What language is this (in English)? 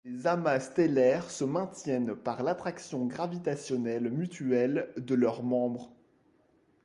French